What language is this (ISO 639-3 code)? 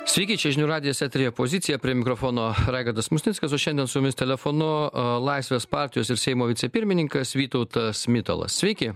lit